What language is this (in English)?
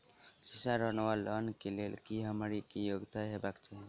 Maithili